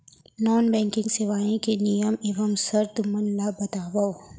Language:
Chhattisgarhi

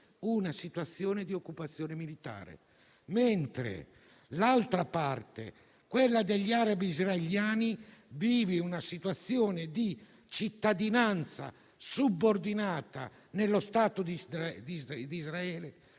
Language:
Italian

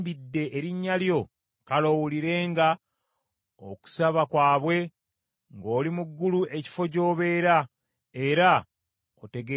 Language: Ganda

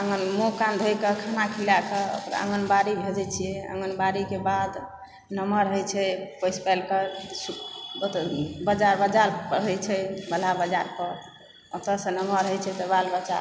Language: Maithili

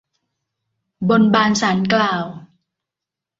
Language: Thai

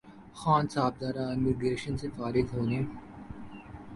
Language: Urdu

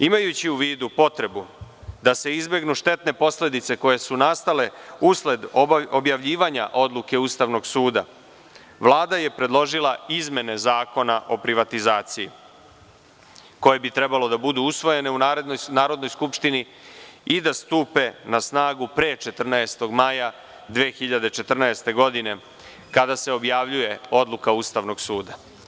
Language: Serbian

